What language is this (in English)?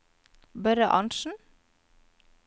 Norwegian